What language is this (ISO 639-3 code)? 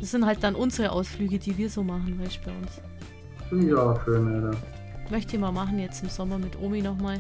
deu